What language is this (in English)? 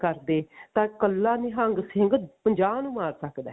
Punjabi